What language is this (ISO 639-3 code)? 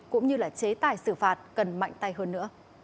vie